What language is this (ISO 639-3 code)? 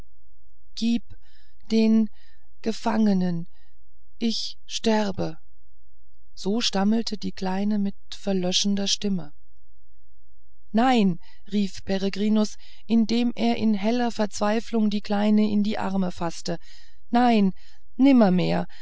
deu